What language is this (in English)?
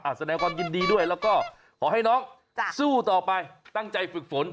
Thai